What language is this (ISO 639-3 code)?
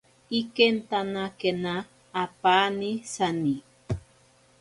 prq